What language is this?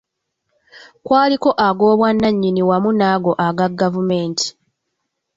Ganda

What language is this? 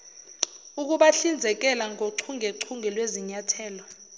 Zulu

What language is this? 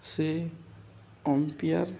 Odia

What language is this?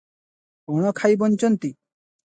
Odia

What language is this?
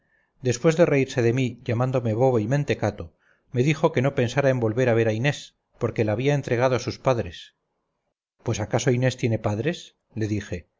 Spanish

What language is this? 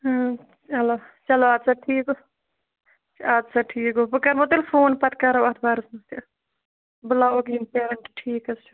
Kashmiri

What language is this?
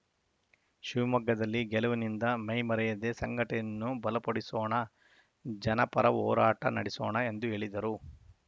Kannada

